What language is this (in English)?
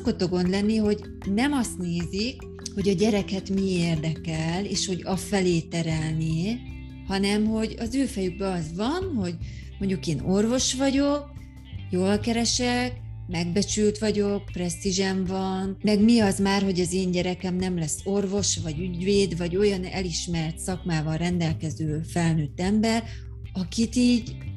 Hungarian